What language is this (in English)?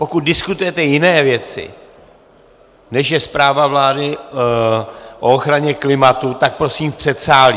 Czech